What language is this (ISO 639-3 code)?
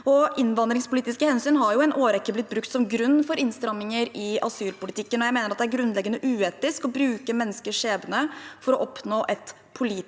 nor